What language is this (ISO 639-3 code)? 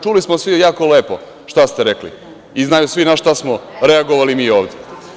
srp